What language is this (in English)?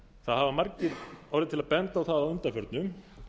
Icelandic